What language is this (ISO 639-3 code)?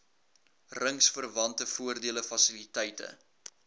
afr